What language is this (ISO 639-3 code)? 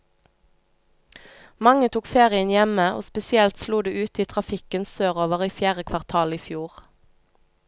nor